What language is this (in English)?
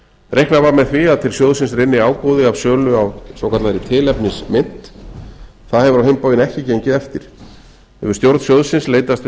Icelandic